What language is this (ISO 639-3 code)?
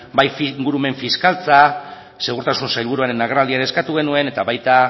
eus